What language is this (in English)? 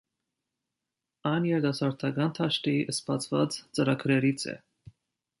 Armenian